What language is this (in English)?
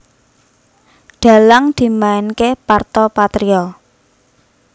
Javanese